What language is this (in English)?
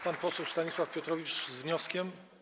Polish